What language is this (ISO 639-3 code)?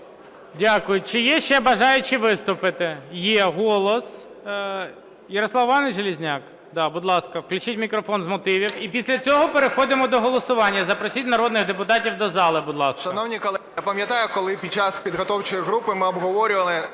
ukr